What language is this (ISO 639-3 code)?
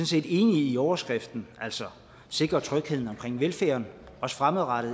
dan